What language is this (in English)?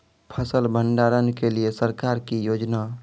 Maithili